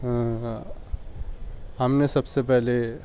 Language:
Urdu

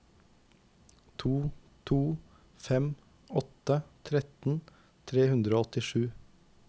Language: Norwegian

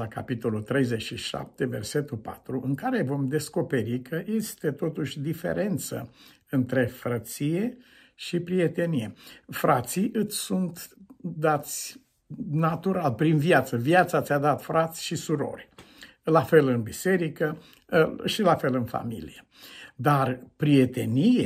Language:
Romanian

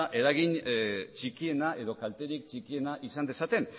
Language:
Basque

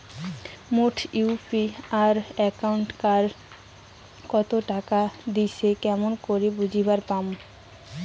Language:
Bangla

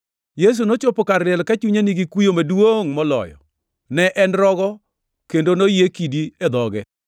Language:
Luo (Kenya and Tanzania)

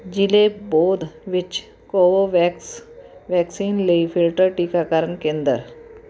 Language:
Punjabi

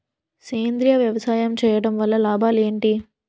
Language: Telugu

